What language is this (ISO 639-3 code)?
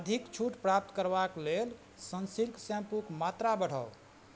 mai